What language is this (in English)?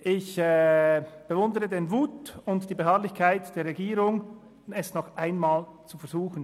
Swiss German